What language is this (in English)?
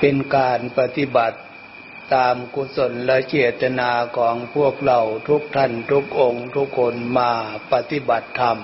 Thai